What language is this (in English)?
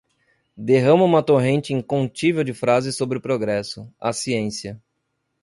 Portuguese